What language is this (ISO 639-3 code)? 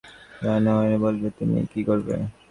ben